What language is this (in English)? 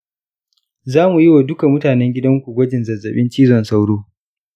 Hausa